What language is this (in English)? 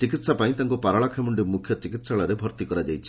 Odia